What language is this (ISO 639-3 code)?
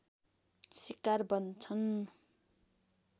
nep